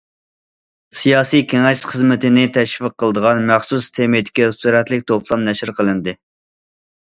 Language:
Uyghur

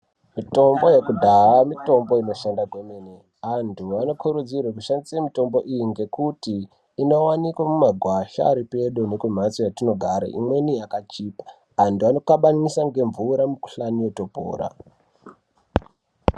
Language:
Ndau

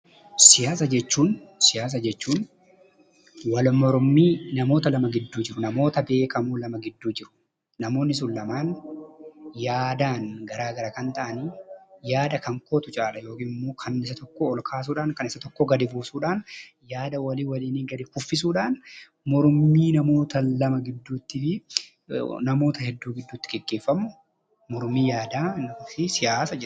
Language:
Oromo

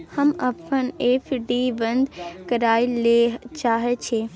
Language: Maithili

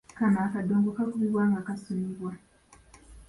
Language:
Ganda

